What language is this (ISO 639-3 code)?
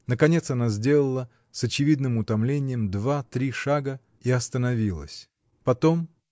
rus